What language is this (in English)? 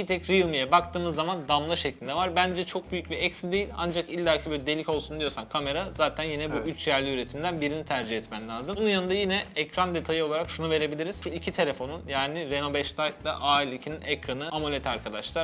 Turkish